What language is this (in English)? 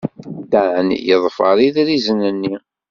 Kabyle